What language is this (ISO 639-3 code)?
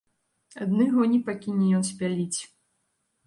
bel